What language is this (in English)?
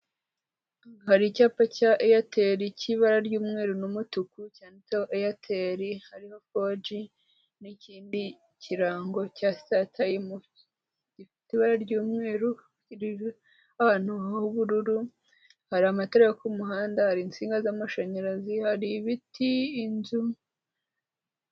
Kinyarwanda